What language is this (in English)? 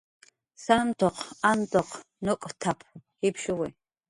Jaqaru